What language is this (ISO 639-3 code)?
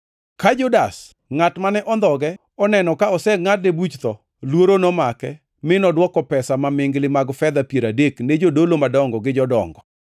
luo